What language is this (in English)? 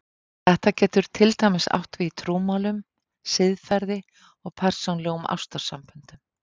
Icelandic